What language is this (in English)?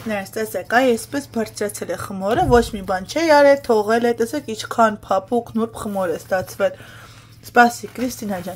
Romanian